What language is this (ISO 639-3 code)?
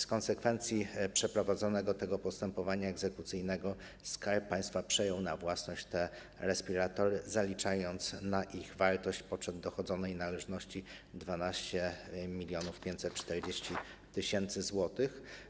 pol